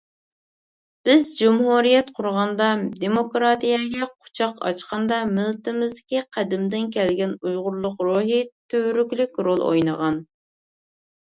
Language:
Uyghur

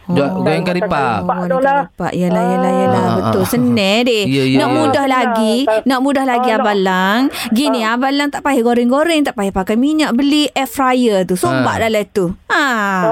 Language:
Malay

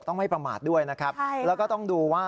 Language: Thai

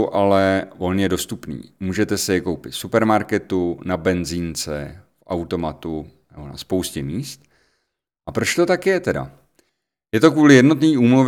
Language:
Czech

